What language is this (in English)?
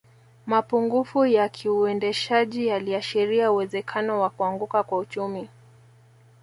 Swahili